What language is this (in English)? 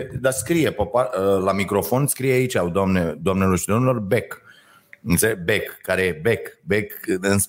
Romanian